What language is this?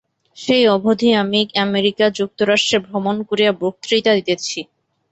Bangla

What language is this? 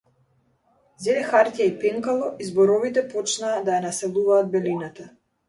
Macedonian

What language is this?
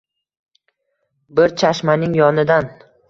Uzbek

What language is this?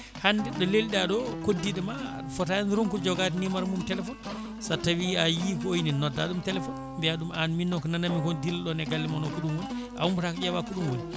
Fula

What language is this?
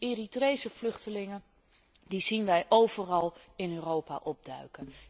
Dutch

